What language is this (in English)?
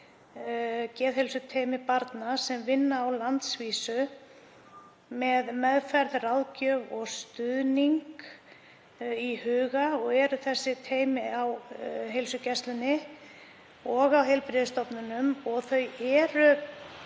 Icelandic